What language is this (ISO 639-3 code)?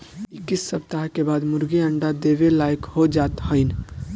bho